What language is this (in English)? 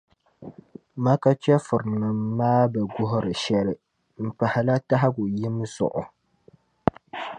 Dagbani